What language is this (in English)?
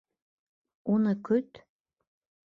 Bashkir